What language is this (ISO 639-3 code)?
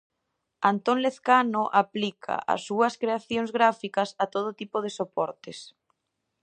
glg